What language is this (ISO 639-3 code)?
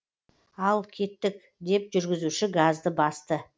kaz